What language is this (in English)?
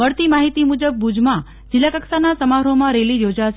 Gujarati